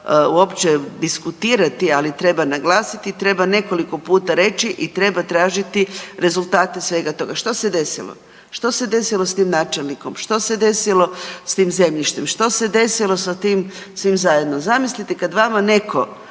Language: Croatian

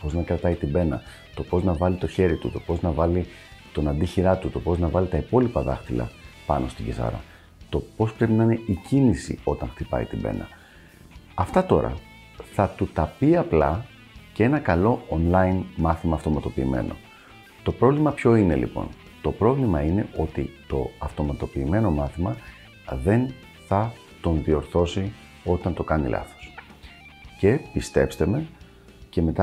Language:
Greek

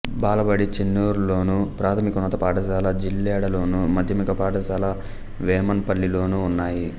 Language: Telugu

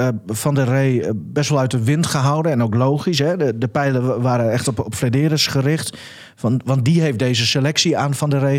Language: Dutch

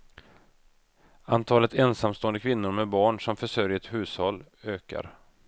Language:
Swedish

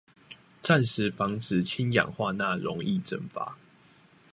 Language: Chinese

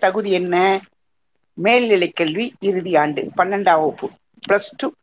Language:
Tamil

